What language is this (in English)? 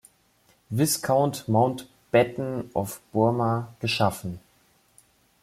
German